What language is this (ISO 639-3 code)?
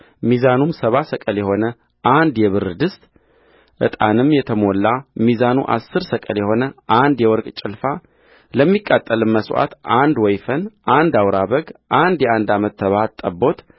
amh